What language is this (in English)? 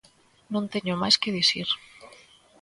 Galician